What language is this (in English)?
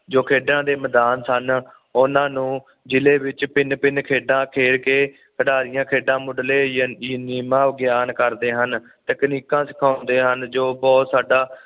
Punjabi